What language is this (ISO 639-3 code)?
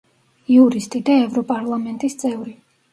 kat